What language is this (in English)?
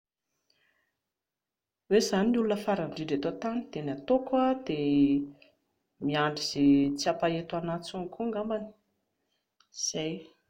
Malagasy